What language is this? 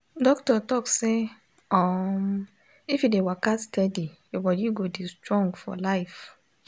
Nigerian Pidgin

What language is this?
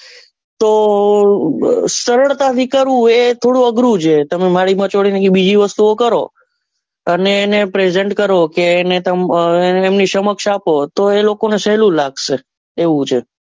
Gujarati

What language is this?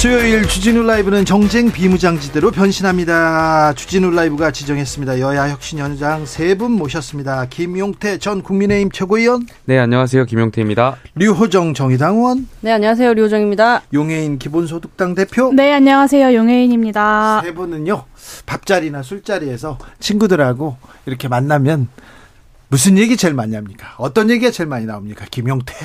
Korean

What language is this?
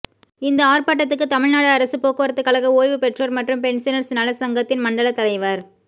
Tamil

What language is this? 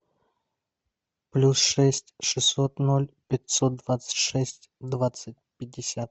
Russian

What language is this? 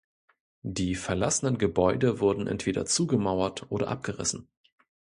German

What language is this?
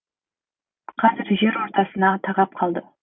Kazakh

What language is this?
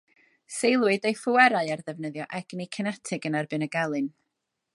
Welsh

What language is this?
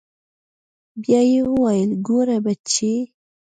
Pashto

